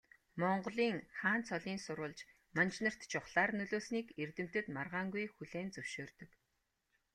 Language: Mongolian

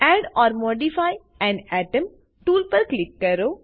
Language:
Gujarati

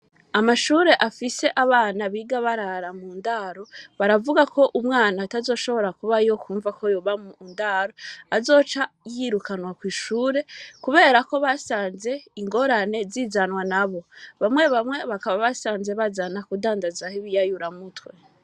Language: Rundi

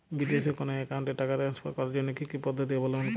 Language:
Bangla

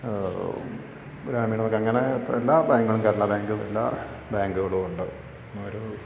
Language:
Malayalam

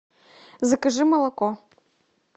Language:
Russian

